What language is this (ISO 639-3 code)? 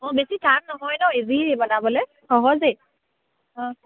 asm